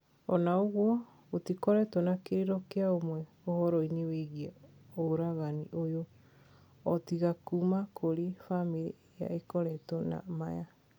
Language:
Kikuyu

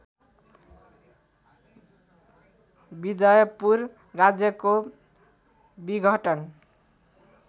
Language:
Nepali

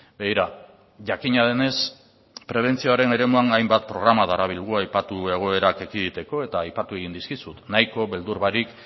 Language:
Basque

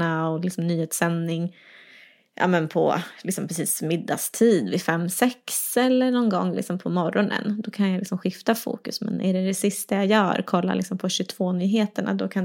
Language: Swedish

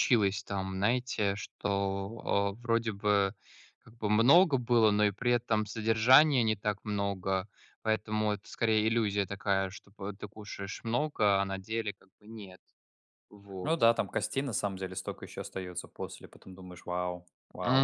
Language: Russian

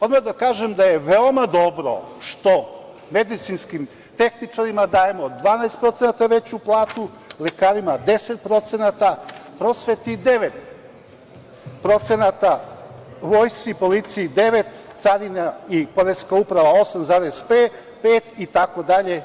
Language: Serbian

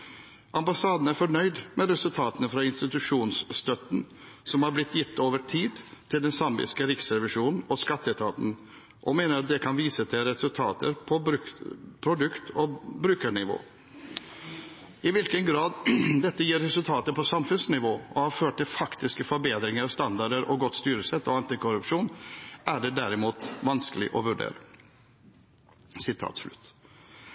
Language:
Norwegian Bokmål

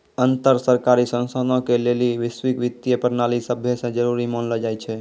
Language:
Maithili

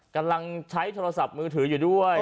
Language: Thai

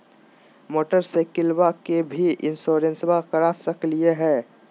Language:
Magahi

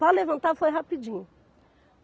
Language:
Portuguese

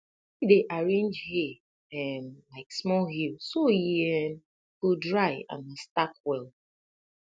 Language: Nigerian Pidgin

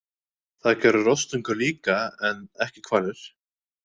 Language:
Icelandic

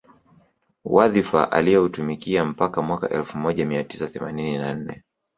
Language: Swahili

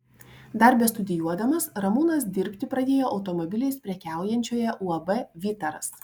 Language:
Lithuanian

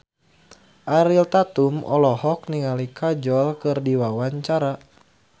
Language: Sundanese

